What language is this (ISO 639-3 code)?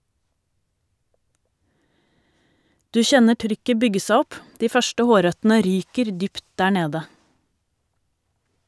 nor